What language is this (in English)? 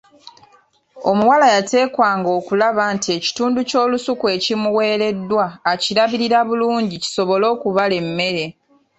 Ganda